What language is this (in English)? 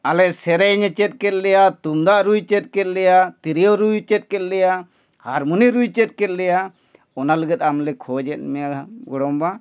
Santali